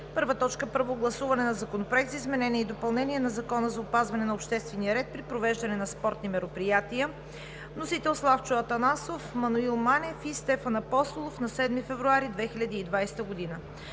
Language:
Bulgarian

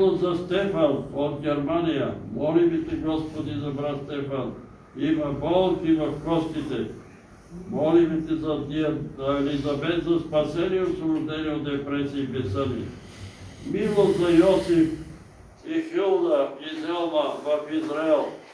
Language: Bulgarian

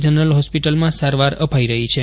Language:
Gujarati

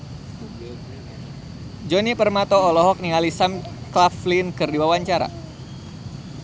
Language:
Sundanese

